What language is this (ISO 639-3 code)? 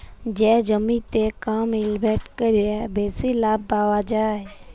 ben